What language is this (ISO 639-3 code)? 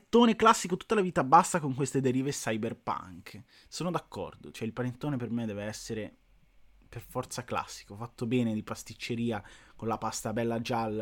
ita